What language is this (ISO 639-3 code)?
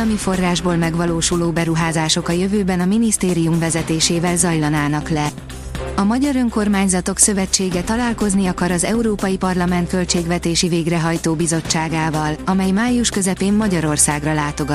hun